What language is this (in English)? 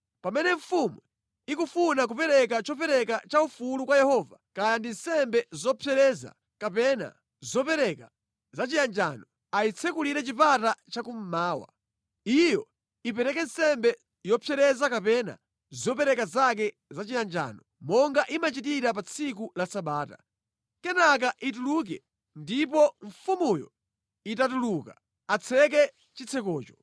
Nyanja